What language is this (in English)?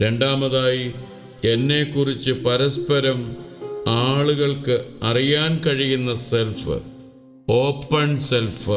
Malayalam